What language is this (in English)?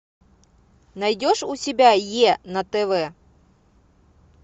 Russian